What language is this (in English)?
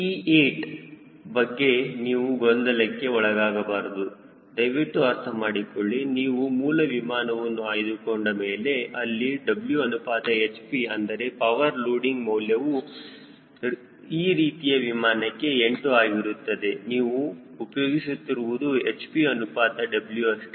Kannada